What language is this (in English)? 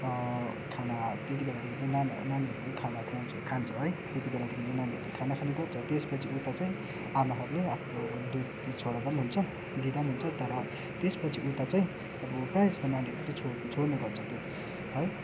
Nepali